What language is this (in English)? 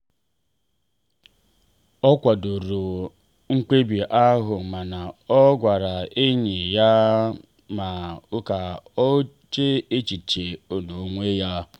Igbo